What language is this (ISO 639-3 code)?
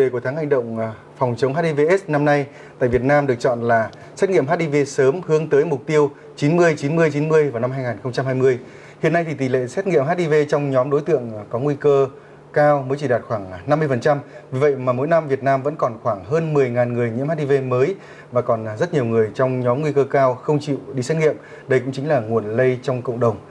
vie